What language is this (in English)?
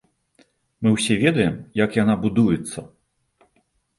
Belarusian